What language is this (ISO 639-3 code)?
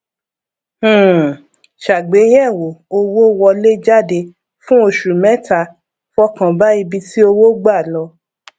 yor